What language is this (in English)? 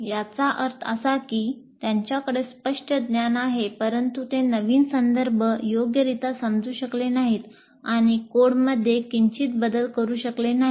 Marathi